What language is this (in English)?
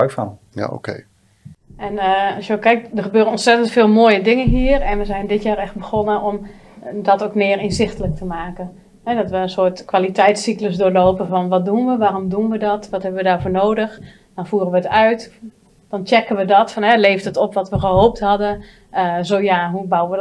Dutch